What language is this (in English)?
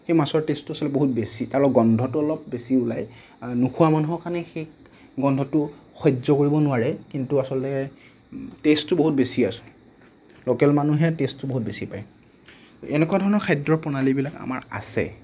Assamese